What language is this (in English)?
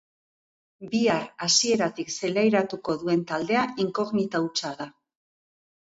Basque